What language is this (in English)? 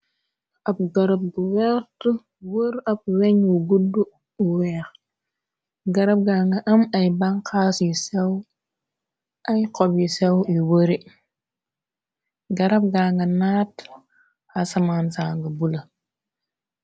Wolof